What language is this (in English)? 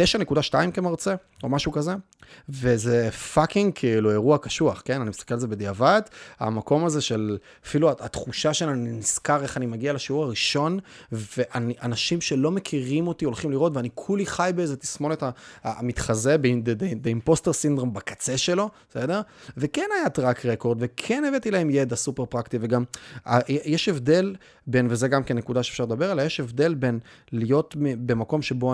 Hebrew